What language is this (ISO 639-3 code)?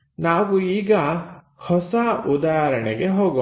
kan